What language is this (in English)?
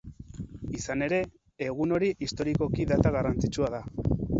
Basque